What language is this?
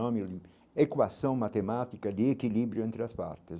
Portuguese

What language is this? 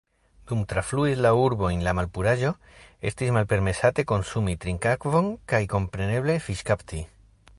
Esperanto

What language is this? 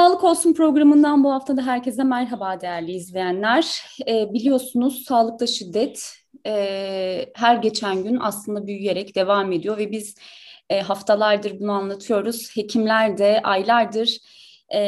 Turkish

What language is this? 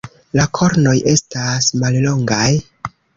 Esperanto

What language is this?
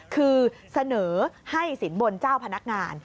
Thai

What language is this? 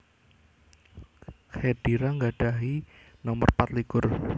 Javanese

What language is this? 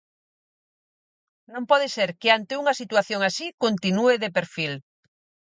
Galician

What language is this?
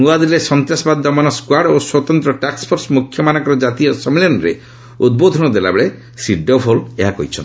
Odia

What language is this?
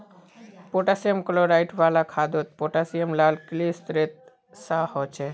Magahi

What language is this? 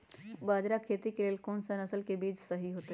Magahi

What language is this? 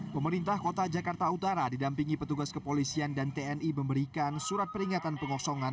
Indonesian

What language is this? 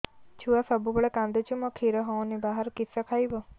Odia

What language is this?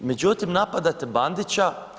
Croatian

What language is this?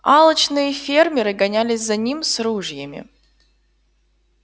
Russian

